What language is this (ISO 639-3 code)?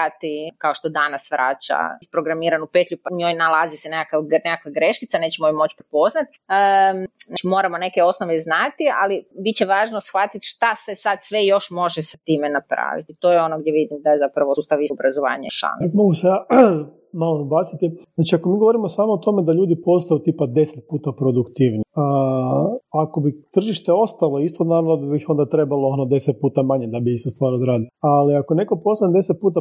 hrv